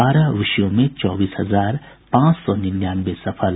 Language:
Hindi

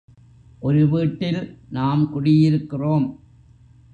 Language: Tamil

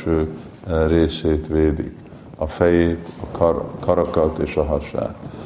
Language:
Hungarian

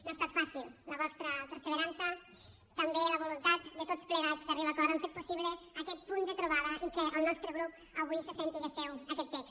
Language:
Catalan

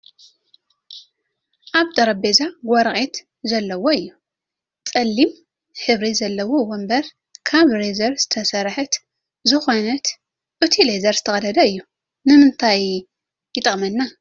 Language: Tigrinya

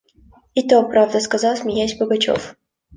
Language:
Russian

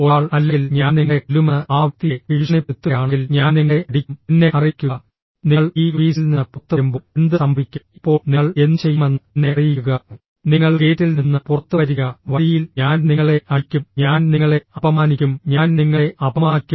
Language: Malayalam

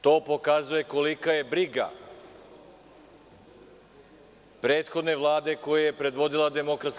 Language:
Serbian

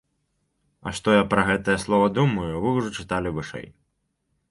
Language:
Belarusian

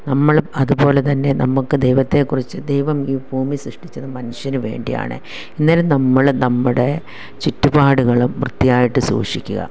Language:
Malayalam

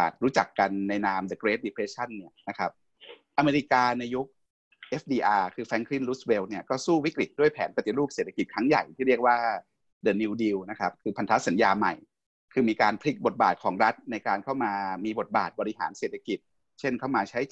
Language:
Thai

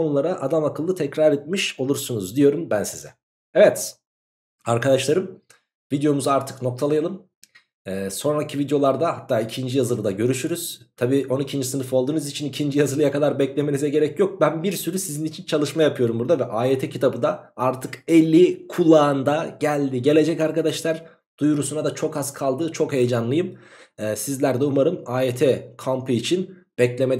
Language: Turkish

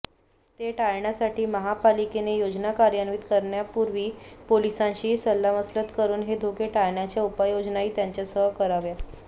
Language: Marathi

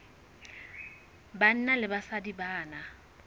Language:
Southern Sotho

